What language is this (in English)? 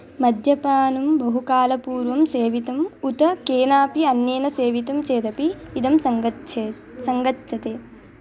Sanskrit